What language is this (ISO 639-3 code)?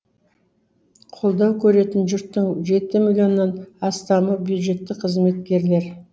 kaz